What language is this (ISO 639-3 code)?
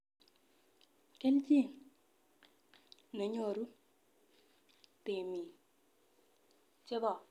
kln